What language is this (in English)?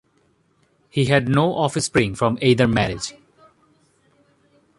English